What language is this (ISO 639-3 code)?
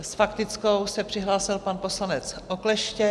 ces